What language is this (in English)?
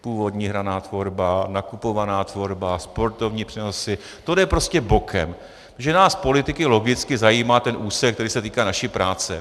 Czech